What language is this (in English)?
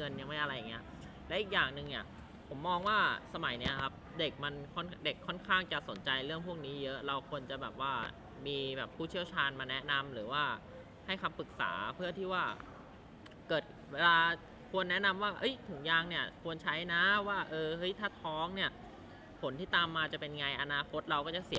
Thai